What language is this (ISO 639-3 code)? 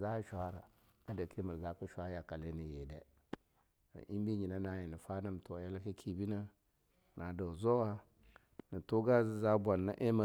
lnu